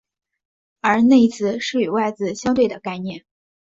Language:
Chinese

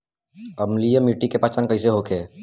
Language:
Bhojpuri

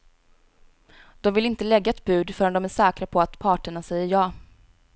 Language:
Swedish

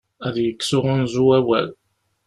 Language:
Kabyle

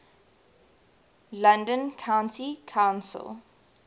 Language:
English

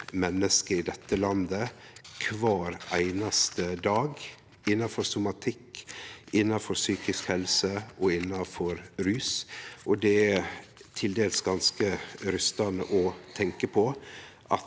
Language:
Norwegian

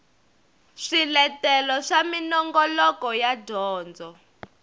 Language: Tsonga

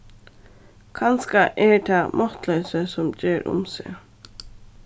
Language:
Faroese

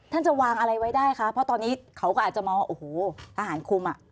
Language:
Thai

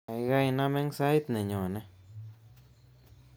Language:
Kalenjin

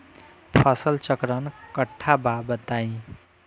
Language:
Bhojpuri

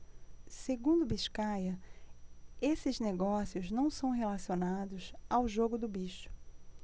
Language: Portuguese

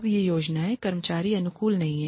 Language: Hindi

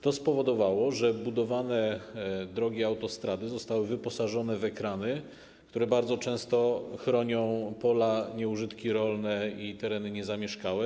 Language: Polish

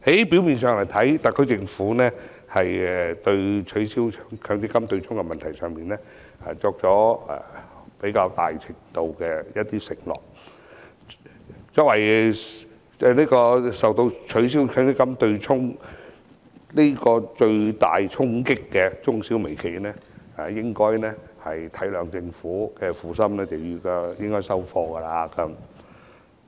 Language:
Cantonese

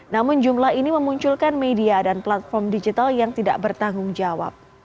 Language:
Indonesian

